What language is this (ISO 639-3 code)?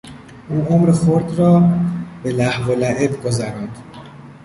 fas